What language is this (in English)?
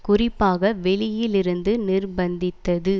Tamil